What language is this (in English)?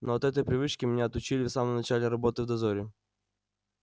Russian